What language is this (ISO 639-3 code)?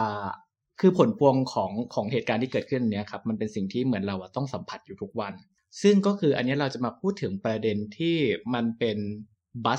tha